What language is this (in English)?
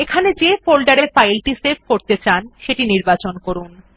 Bangla